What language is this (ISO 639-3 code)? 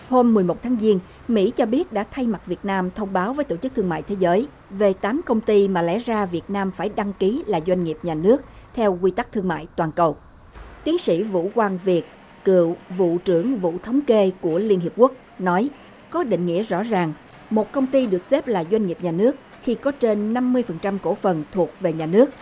vie